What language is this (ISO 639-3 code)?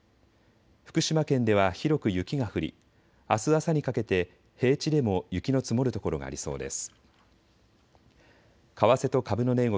jpn